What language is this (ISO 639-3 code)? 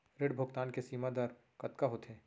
hne